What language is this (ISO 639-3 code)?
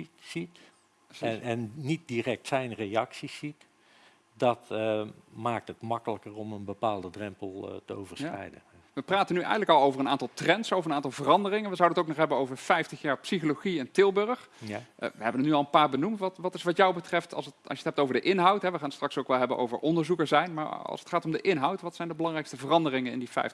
nld